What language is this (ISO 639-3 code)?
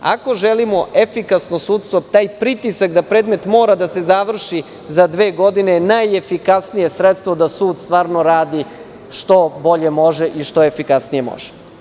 srp